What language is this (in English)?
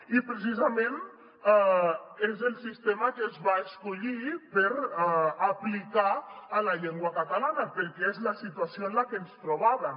Catalan